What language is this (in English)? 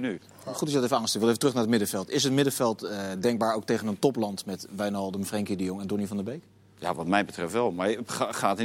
Dutch